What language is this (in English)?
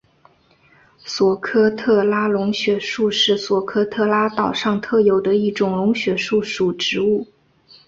Chinese